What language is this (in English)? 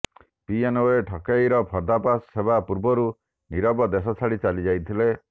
Odia